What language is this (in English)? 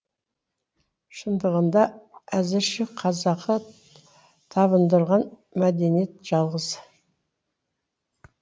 Kazakh